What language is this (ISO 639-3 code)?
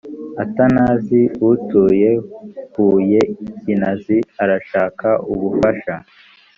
kin